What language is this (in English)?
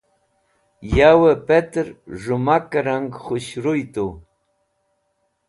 Wakhi